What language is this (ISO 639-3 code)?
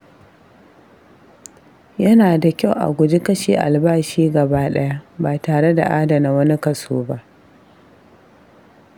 hau